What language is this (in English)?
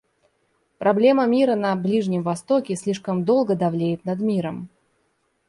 Russian